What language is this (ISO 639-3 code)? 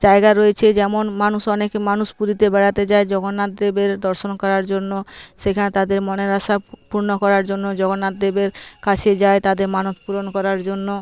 ben